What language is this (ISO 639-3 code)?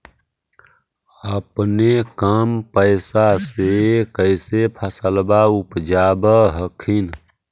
mag